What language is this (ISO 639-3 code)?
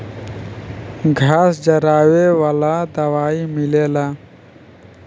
bho